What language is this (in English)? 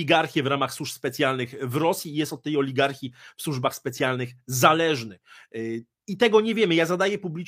Polish